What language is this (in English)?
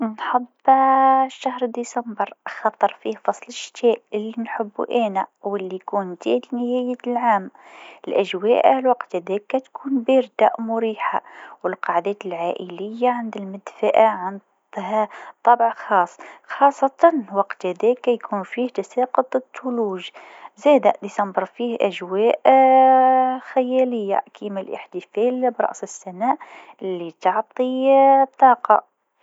Tunisian Arabic